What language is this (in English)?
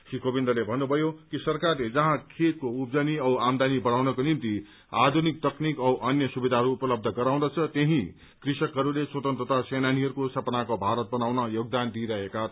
Nepali